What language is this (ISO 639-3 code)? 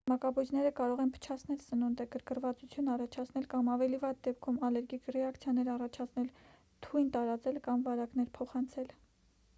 hye